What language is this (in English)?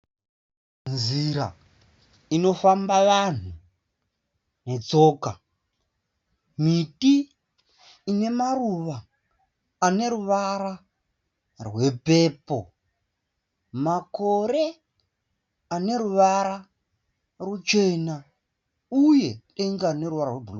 Shona